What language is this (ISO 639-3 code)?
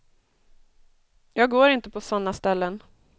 swe